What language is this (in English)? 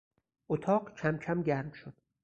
Persian